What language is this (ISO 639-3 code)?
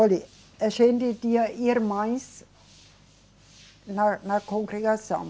por